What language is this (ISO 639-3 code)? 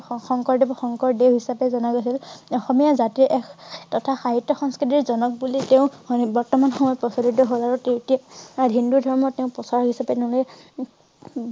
asm